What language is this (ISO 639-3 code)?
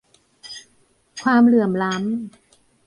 tha